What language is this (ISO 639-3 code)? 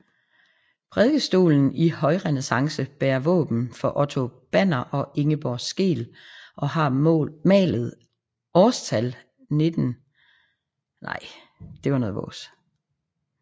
dan